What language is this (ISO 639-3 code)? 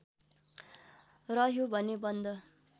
nep